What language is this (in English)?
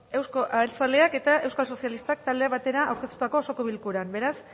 Basque